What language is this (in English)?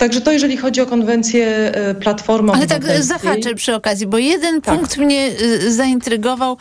Polish